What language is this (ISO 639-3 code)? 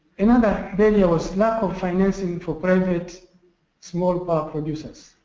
eng